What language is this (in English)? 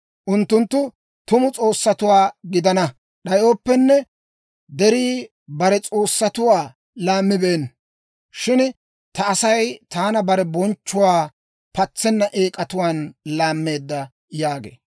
Dawro